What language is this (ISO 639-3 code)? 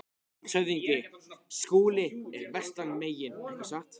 isl